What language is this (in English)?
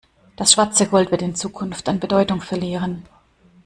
German